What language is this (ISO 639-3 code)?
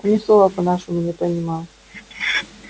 rus